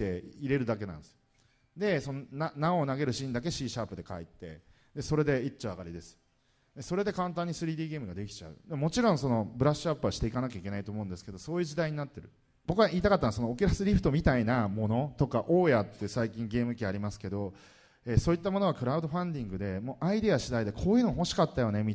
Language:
Japanese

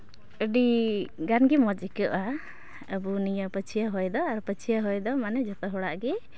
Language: Santali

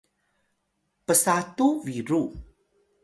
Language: Atayal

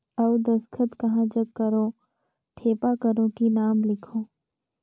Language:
Chhattisgarhi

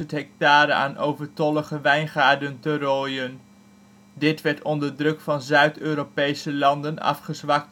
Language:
Dutch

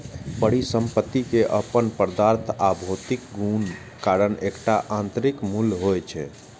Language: Maithili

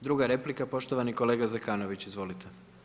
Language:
Croatian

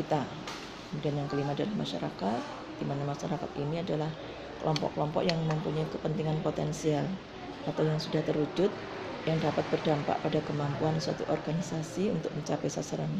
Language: Indonesian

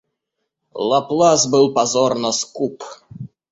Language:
Russian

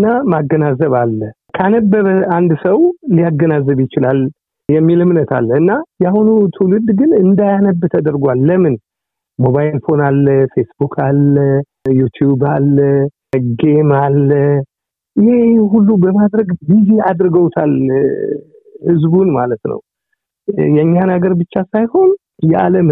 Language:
Amharic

